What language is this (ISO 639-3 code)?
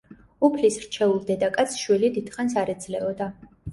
kat